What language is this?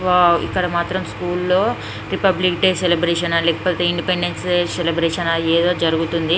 Telugu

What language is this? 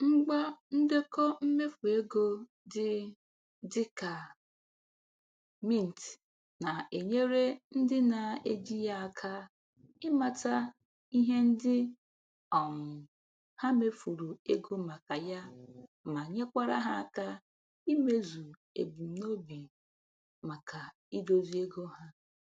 Igbo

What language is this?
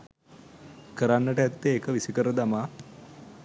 Sinhala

